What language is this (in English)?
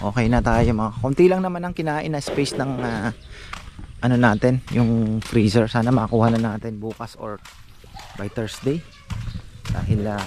Filipino